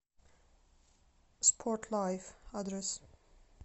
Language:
Russian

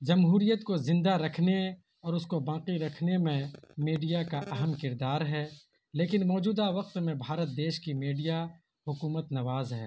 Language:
Urdu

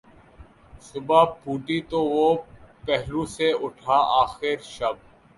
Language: Urdu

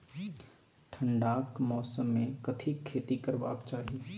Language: Maithili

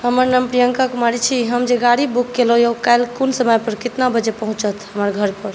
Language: Maithili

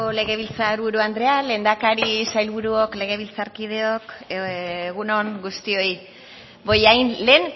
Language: Basque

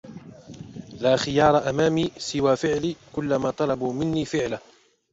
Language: Arabic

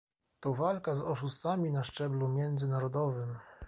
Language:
Polish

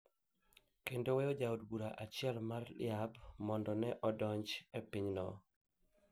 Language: Luo (Kenya and Tanzania)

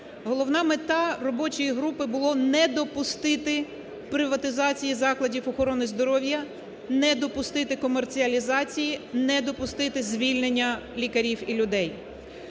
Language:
Ukrainian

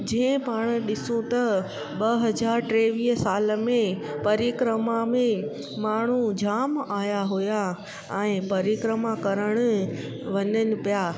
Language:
Sindhi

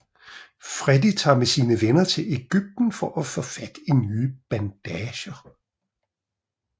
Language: Danish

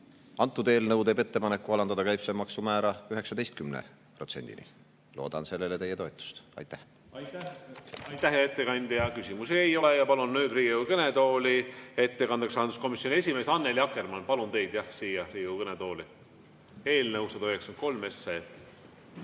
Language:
Estonian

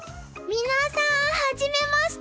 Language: Japanese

